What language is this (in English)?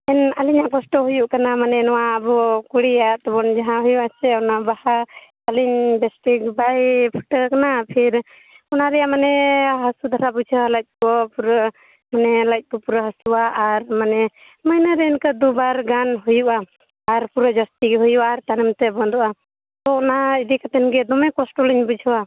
Santali